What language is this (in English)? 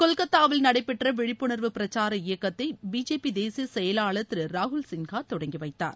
Tamil